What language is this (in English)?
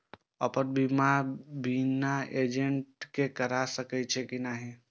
Maithili